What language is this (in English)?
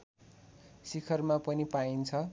Nepali